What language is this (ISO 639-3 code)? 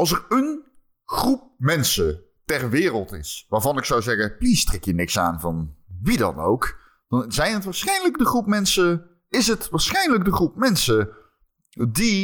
nld